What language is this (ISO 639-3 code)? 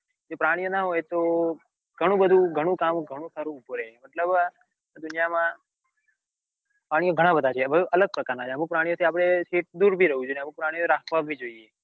guj